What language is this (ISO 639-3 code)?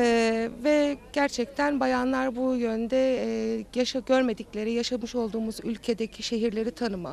tur